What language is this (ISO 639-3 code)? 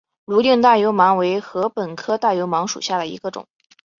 zho